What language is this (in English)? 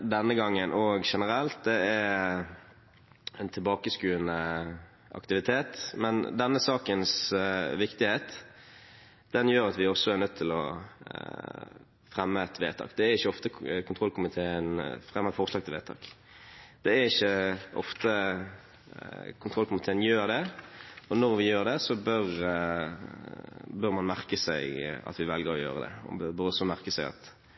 Norwegian Bokmål